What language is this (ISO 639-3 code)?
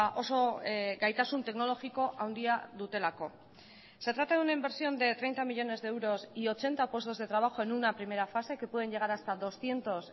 spa